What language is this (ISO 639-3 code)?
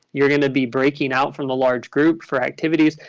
eng